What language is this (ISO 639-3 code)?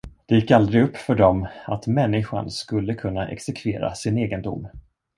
swe